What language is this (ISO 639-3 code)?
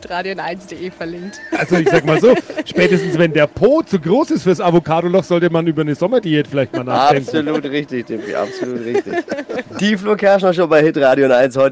deu